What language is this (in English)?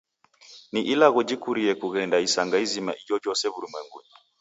Taita